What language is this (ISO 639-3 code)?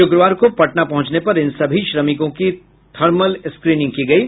hin